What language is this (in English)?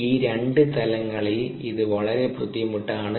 Malayalam